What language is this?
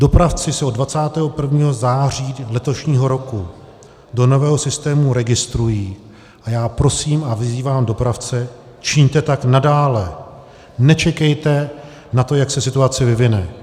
Czech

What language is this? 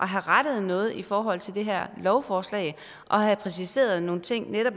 Danish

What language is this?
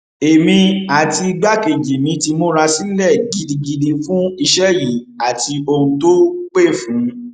Yoruba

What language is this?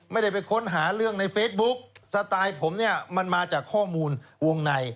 Thai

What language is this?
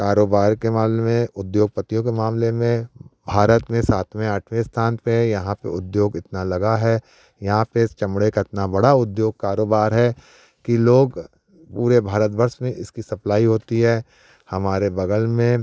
Hindi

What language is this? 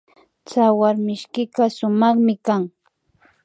Imbabura Highland Quichua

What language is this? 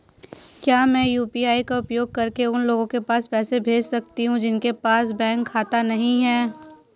Hindi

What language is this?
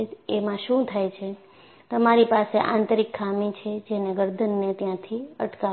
Gujarati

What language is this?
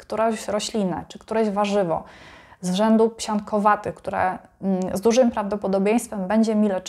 Polish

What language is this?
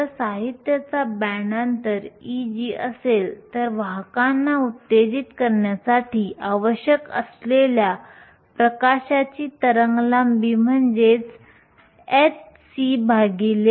Marathi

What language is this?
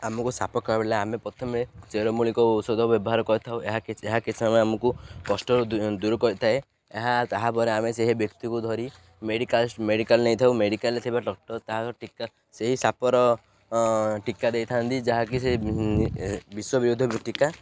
Odia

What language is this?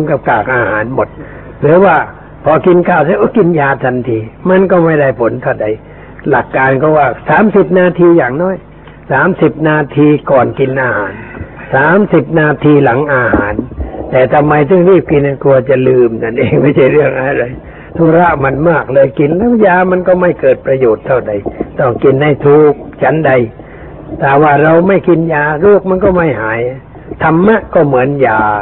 Thai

